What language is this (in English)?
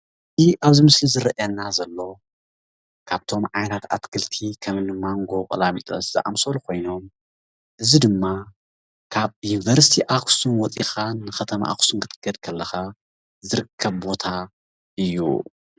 Tigrinya